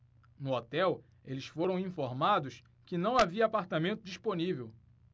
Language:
Portuguese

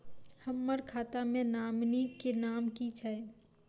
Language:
Maithili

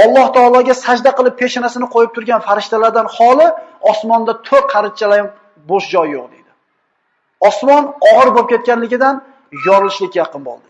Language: Uzbek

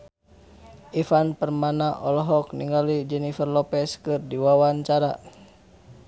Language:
Sundanese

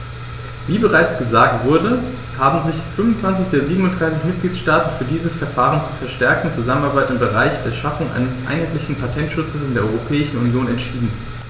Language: German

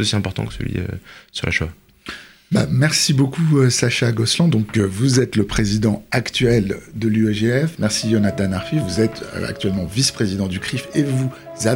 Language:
French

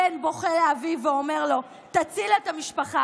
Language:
Hebrew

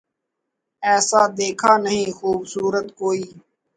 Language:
Urdu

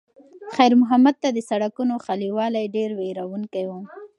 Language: Pashto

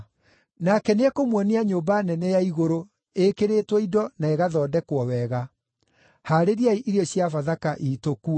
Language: Kikuyu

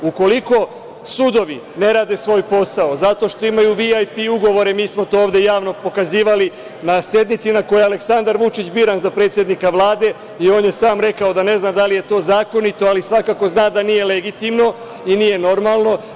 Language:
Serbian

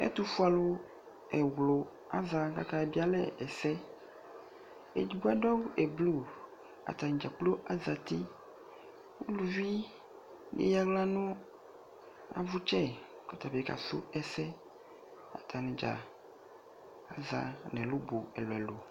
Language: Ikposo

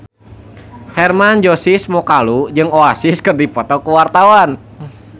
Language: Sundanese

